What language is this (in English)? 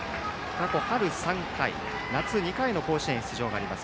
Japanese